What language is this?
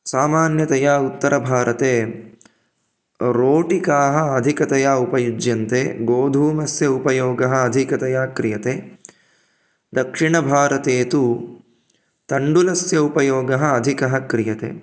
Sanskrit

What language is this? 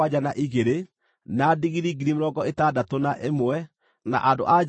Kikuyu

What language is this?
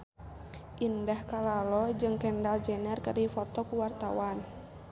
Sundanese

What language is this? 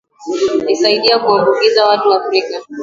Swahili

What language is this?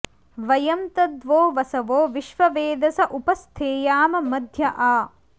Sanskrit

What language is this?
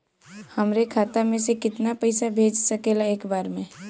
Bhojpuri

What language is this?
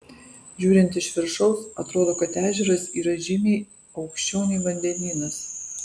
Lithuanian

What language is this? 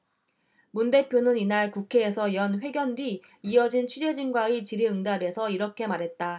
Korean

